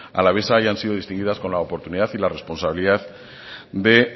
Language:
Spanish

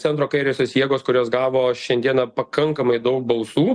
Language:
Lithuanian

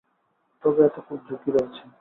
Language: Bangla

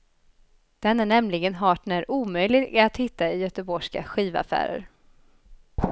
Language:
Swedish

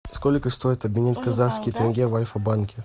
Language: Russian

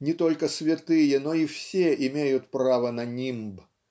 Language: Russian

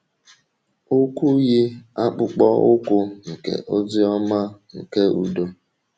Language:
Igbo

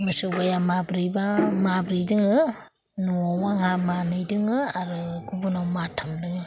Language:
Bodo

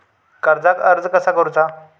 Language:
Marathi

